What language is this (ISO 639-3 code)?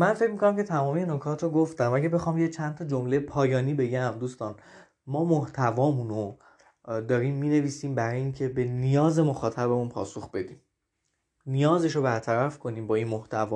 fas